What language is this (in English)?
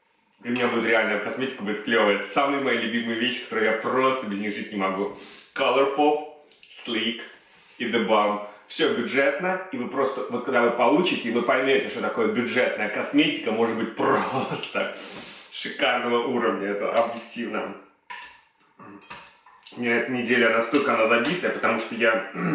Russian